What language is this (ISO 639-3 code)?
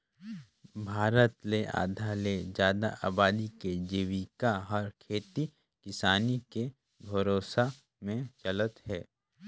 hne